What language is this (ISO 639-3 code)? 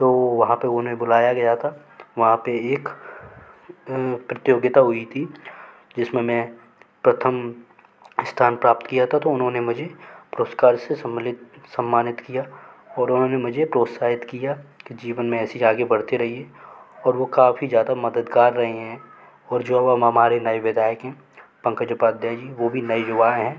hin